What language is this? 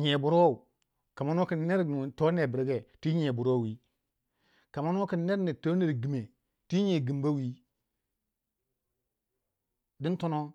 Waja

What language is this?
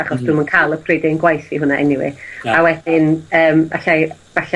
Welsh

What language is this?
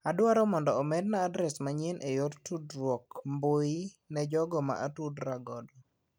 Luo (Kenya and Tanzania)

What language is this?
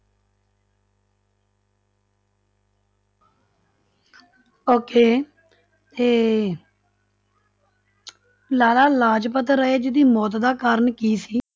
Punjabi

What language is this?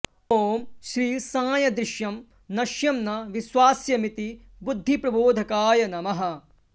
Sanskrit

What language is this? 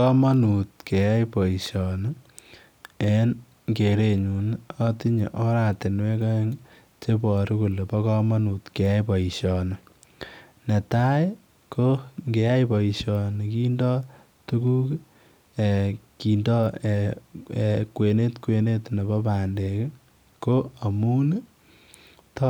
Kalenjin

